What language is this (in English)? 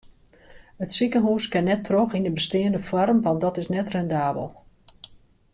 Western Frisian